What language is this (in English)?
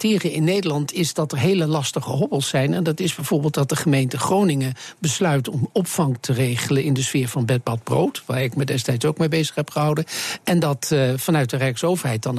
Dutch